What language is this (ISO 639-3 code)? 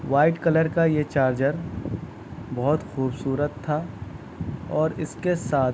urd